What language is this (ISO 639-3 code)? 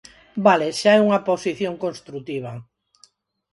glg